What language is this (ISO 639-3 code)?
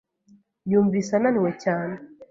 kin